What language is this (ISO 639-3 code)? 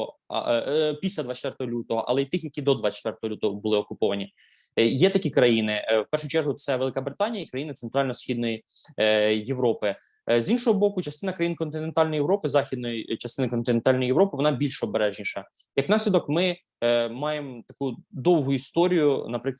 ukr